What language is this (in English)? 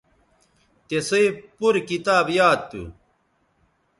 Bateri